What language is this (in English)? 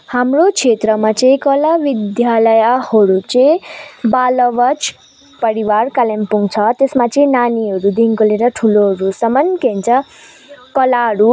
Nepali